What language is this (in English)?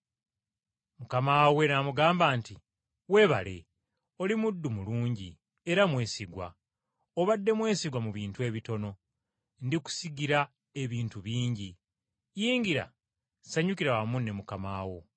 Ganda